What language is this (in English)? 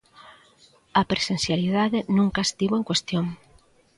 Galician